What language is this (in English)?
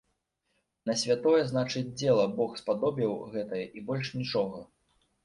Belarusian